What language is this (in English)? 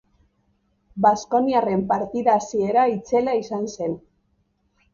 Basque